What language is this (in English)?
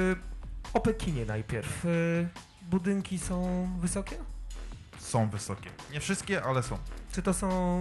Polish